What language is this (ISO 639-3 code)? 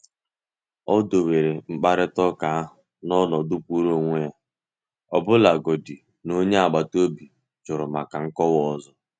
ibo